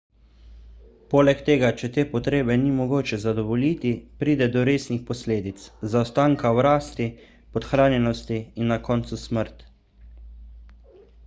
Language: Slovenian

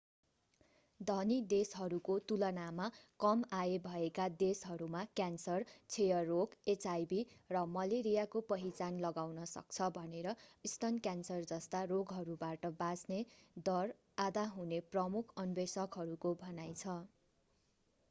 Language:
Nepali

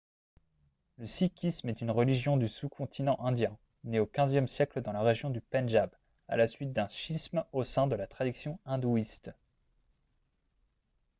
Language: French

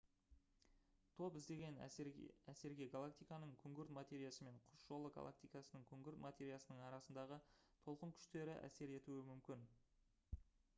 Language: Kazakh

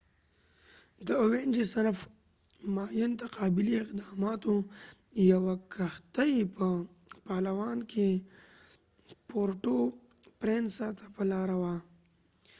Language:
Pashto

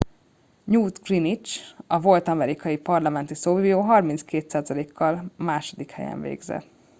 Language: Hungarian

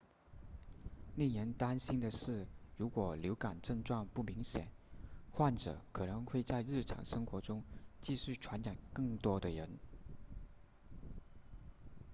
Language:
Chinese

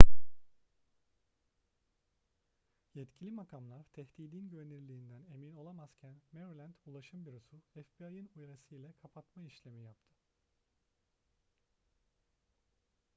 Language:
Turkish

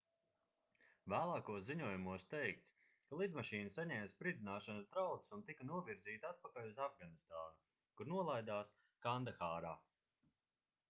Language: Latvian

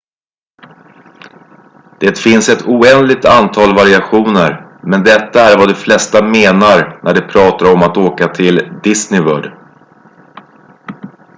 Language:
Swedish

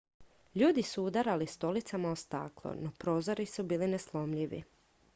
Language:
Croatian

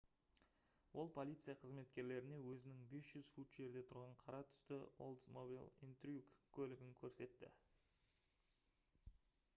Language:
Kazakh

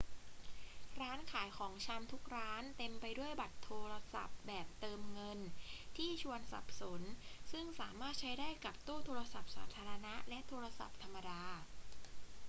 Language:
Thai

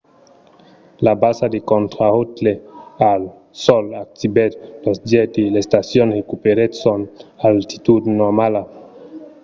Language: Occitan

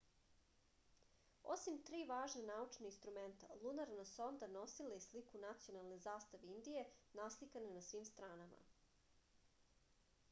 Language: Serbian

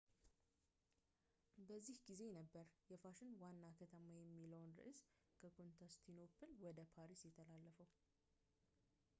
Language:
Amharic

